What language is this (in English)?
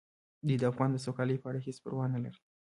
Pashto